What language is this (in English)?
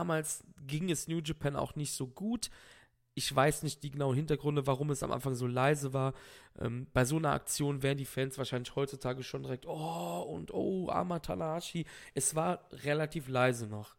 German